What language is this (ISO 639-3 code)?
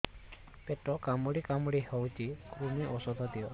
ori